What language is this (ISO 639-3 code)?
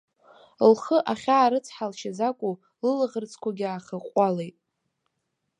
abk